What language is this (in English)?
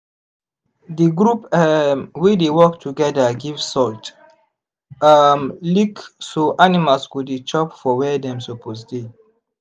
Nigerian Pidgin